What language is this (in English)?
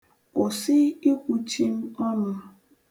Igbo